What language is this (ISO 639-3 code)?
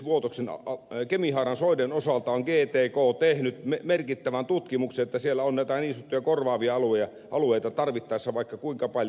fin